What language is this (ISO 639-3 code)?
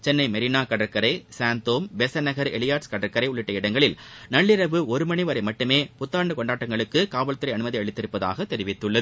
tam